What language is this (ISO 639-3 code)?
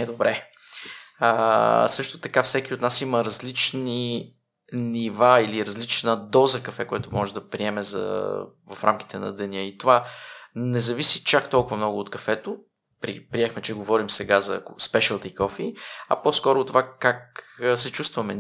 bul